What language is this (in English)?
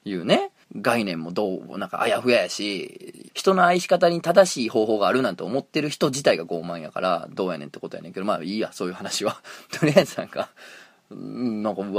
Japanese